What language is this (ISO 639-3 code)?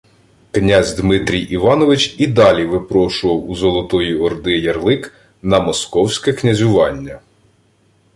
ukr